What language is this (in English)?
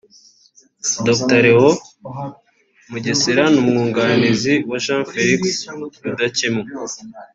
Kinyarwanda